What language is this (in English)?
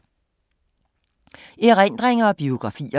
Danish